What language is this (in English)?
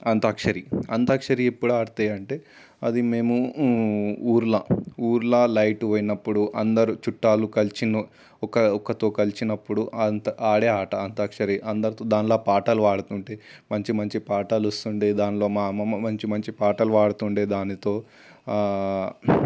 Telugu